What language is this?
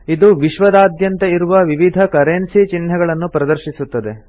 Kannada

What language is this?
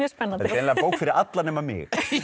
Icelandic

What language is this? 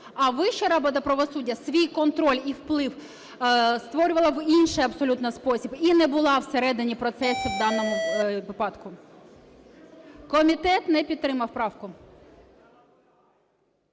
Ukrainian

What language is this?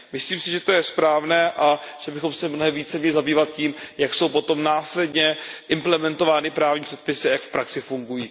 Czech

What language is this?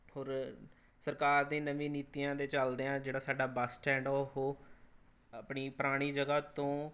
Punjabi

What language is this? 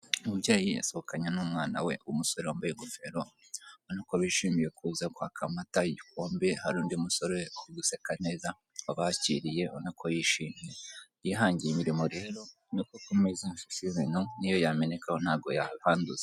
Kinyarwanda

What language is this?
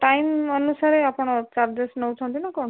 Odia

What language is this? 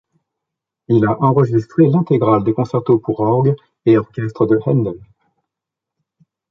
French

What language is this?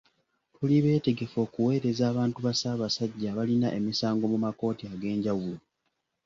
Ganda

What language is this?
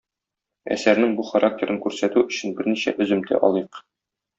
Tatar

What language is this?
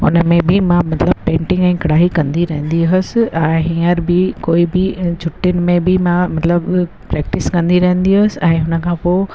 Sindhi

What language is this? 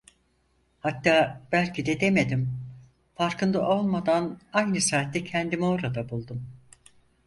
Turkish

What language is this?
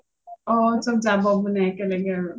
Assamese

